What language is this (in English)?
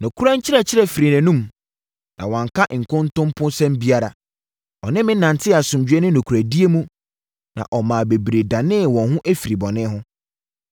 Akan